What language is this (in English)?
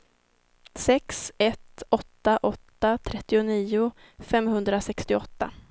Swedish